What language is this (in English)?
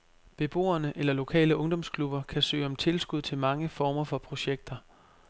Danish